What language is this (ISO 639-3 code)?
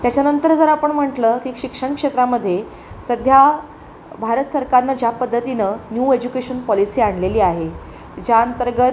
mar